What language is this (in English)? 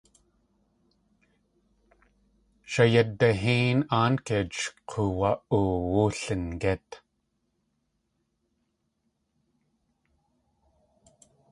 Tlingit